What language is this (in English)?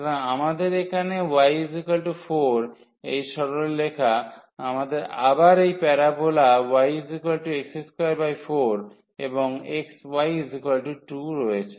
Bangla